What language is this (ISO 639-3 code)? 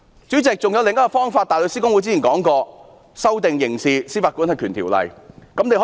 yue